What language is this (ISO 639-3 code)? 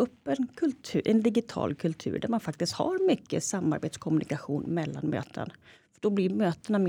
swe